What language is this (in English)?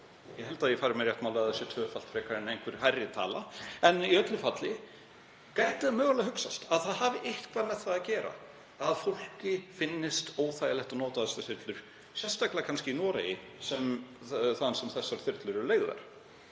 Icelandic